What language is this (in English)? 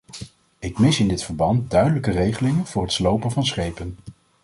Dutch